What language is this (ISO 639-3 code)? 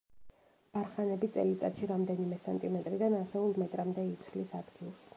kat